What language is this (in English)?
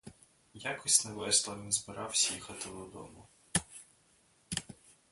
Ukrainian